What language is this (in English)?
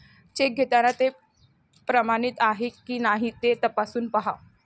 Marathi